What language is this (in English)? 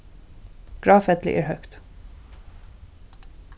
Faroese